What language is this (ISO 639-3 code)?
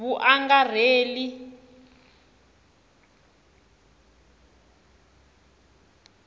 tso